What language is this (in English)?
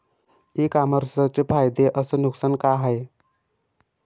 Marathi